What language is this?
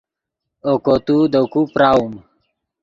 Yidgha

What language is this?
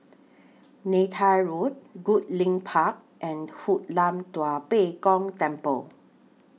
English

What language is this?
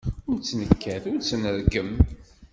Kabyle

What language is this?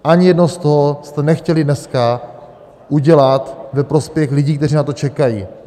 Czech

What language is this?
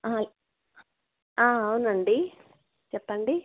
Telugu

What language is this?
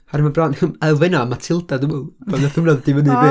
Welsh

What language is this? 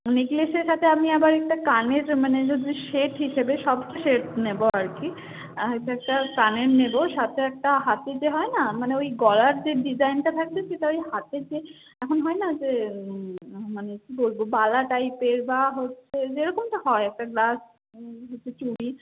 Bangla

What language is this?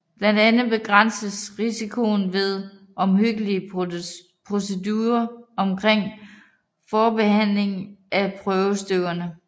Danish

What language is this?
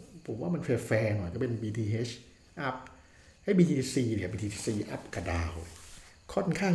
Thai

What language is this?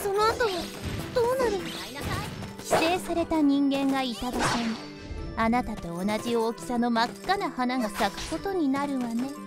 Japanese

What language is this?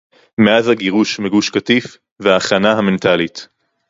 Hebrew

